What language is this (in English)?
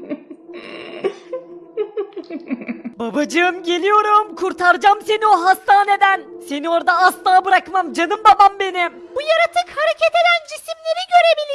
Turkish